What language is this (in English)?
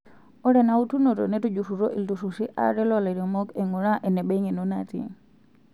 Masai